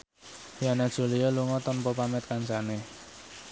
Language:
Javanese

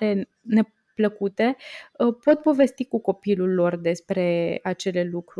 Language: Romanian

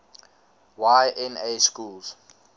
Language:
English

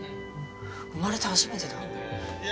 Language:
Japanese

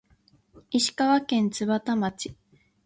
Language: Japanese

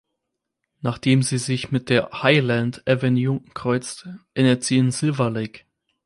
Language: German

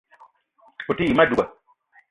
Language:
Eton (Cameroon)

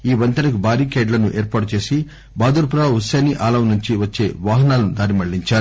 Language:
Telugu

